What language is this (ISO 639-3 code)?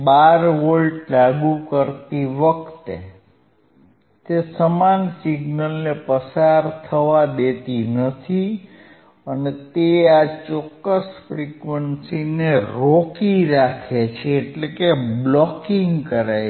guj